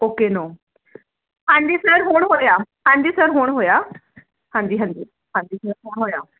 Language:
Punjabi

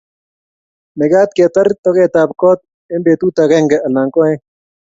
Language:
Kalenjin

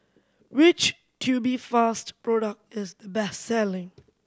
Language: English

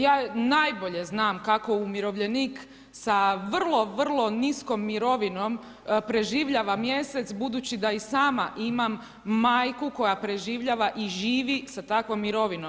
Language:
Croatian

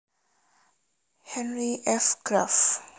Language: Javanese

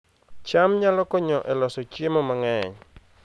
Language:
Luo (Kenya and Tanzania)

